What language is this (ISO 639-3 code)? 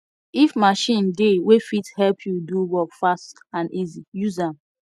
pcm